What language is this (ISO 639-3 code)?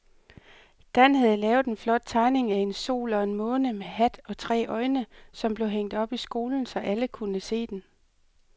dan